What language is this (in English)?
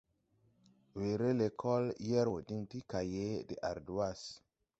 Tupuri